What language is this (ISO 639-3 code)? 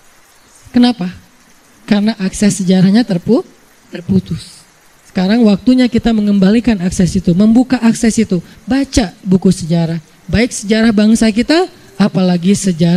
ind